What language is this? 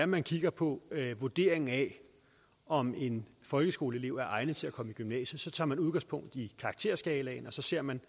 Danish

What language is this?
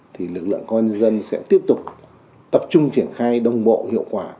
Vietnamese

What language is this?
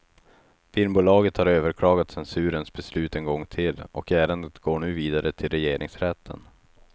Swedish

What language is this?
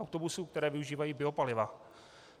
Czech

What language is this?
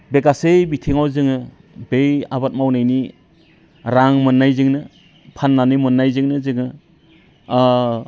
Bodo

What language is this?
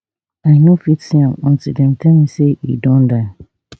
Nigerian Pidgin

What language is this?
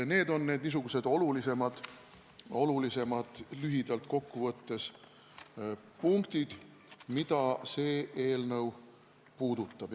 Estonian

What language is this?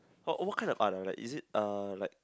English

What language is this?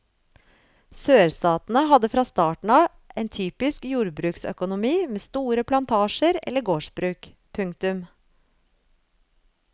Norwegian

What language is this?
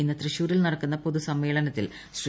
Malayalam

